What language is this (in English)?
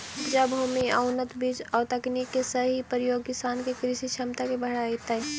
Magahi